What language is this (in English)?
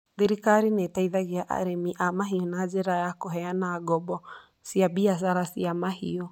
Kikuyu